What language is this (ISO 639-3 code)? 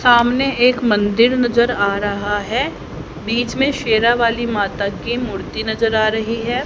hin